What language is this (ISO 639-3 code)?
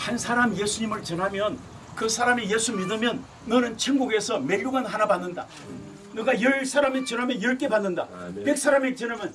kor